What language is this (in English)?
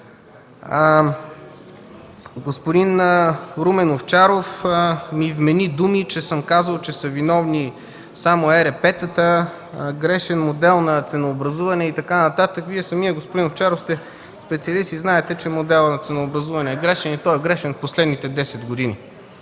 Bulgarian